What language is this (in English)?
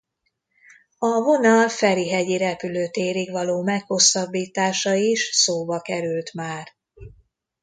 Hungarian